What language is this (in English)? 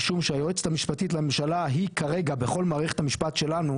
Hebrew